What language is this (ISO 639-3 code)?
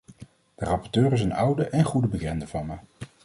nld